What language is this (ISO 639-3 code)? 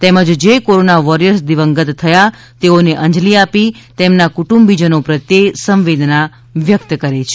guj